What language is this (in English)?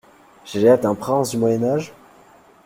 French